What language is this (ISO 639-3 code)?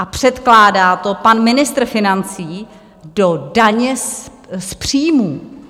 ces